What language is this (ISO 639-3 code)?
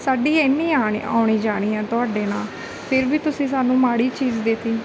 pan